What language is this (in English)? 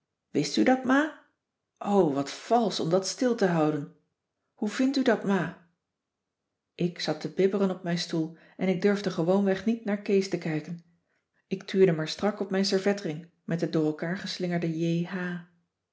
Dutch